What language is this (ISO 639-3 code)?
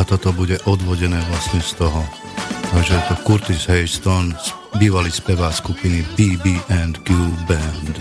slk